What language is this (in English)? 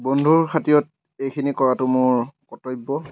Assamese